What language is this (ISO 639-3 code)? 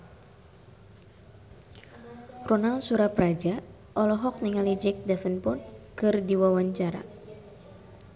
sun